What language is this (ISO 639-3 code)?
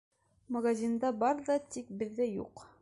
bak